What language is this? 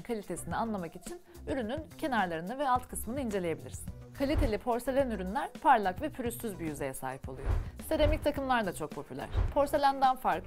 Turkish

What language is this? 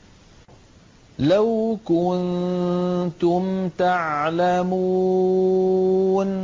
Arabic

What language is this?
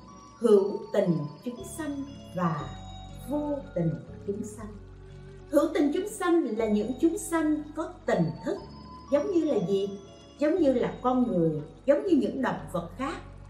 Vietnamese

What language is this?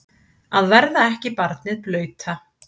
Icelandic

